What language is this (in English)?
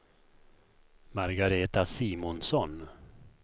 Swedish